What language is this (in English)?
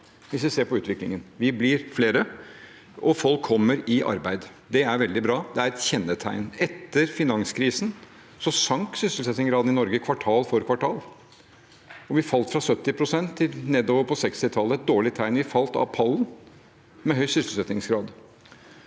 Norwegian